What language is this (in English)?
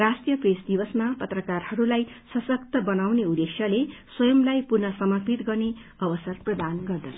Nepali